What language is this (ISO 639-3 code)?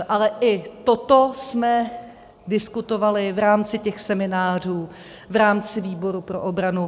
ces